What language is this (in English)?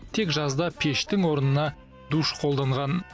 Kazakh